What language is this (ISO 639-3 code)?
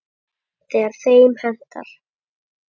isl